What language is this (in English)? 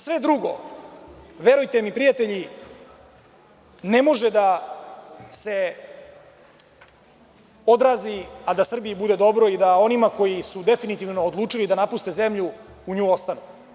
Serbian